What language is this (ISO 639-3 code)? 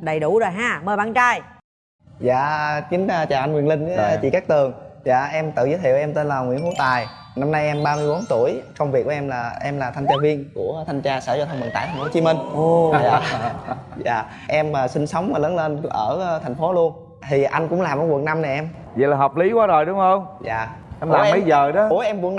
vie